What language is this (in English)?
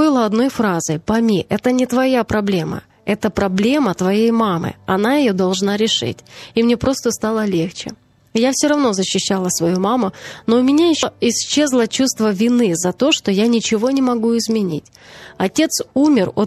Ukrainian